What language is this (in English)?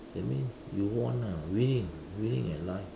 English